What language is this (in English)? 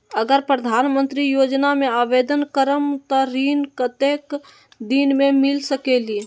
Magahi